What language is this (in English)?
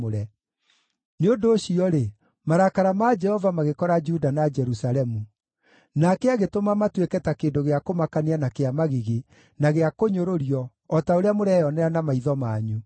Kikuyu